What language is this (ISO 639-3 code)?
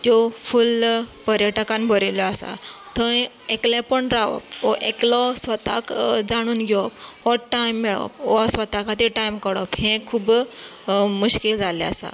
kok